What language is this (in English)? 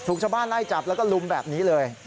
Thai